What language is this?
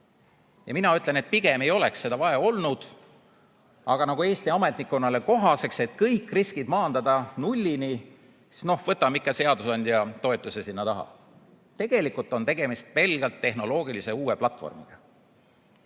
Estonian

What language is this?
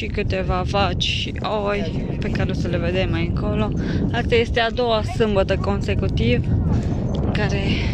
Romanian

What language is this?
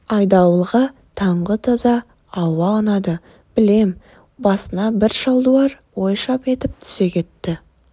Kazakh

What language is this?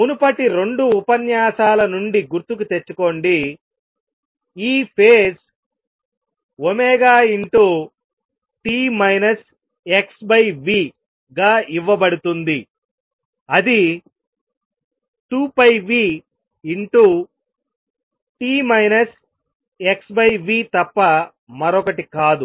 Telugu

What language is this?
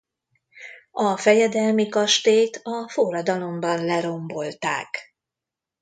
Hungarian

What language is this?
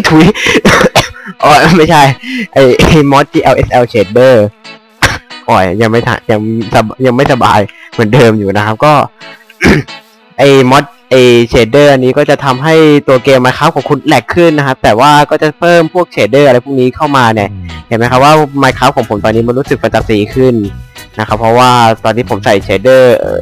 Thai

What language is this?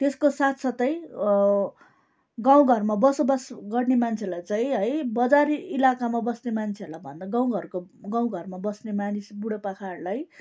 Nepali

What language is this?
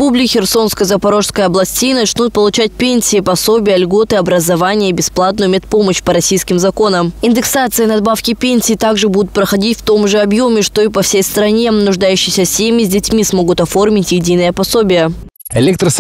Russian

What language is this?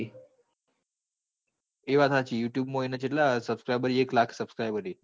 Gujarati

